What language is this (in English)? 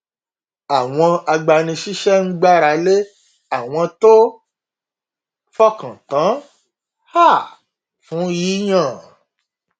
Yoruba